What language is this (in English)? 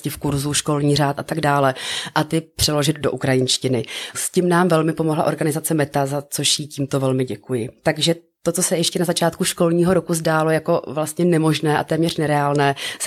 Czech